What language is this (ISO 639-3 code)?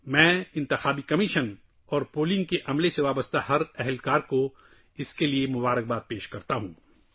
urd